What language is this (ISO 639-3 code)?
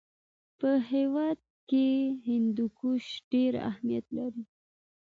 pus